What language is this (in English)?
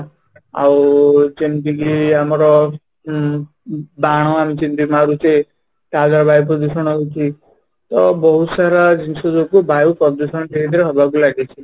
Odia